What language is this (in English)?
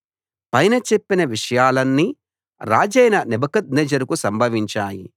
Telugu